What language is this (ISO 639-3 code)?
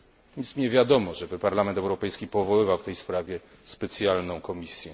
pol